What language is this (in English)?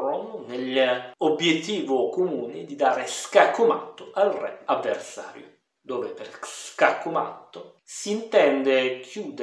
Italian